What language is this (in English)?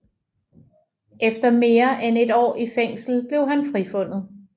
Danish